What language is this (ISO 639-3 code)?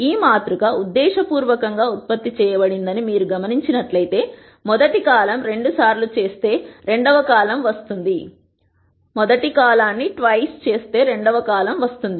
tel